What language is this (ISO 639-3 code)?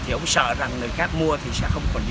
vie